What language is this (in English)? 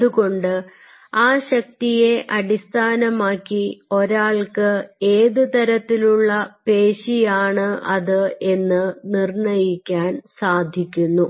Malayalam